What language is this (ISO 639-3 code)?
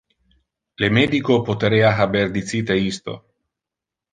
ina